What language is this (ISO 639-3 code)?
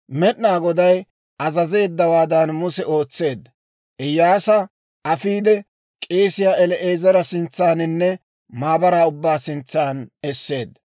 dwr